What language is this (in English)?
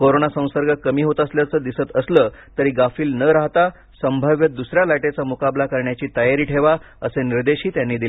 Marathi